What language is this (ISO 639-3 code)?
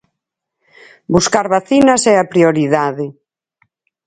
glg